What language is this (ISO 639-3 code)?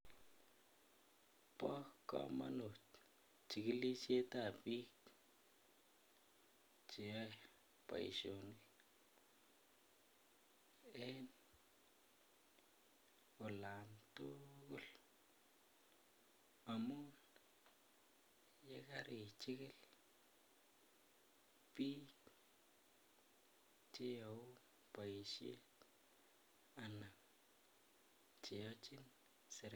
kln